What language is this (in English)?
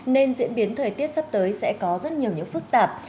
Vietnamese